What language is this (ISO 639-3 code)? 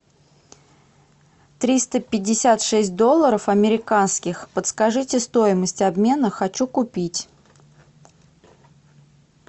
rus